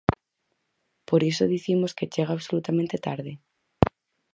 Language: Galician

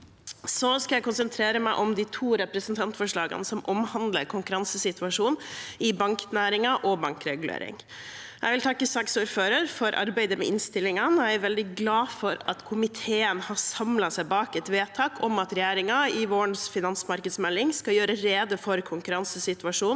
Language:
Norwegian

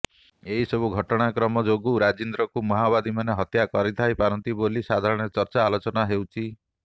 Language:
Odia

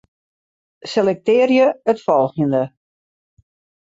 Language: Western Frisian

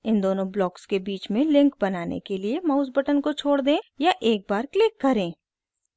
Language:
Hindi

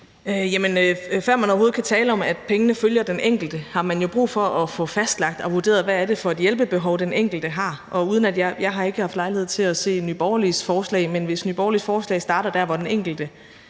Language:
Danish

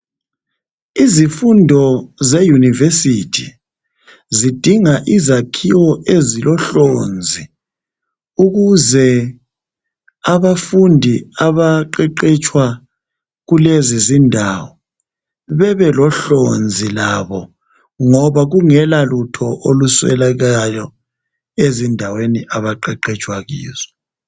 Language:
North Ndebele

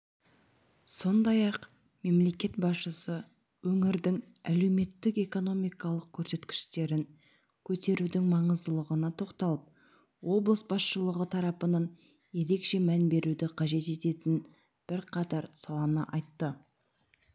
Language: Kazakh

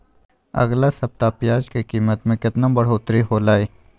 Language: Magahi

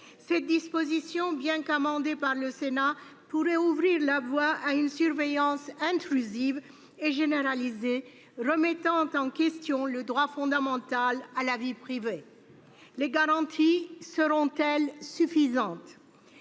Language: French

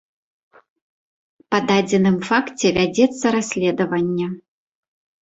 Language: Belarusian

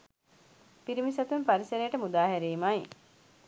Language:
Sinhala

